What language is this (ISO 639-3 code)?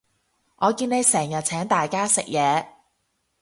yue